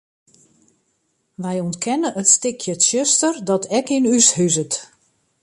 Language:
Western Frisian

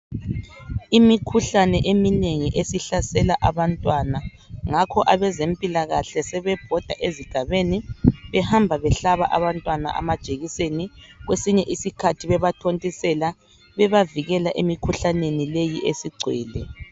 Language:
North Ndebele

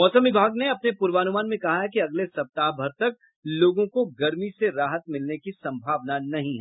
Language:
Hindi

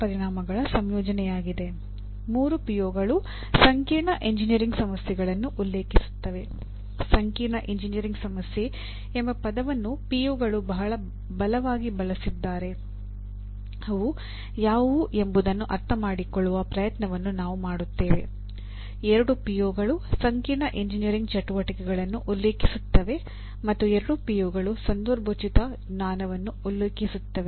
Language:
Kannada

